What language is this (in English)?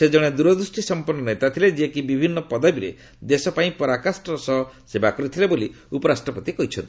Odia